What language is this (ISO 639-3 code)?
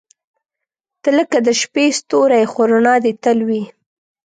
pus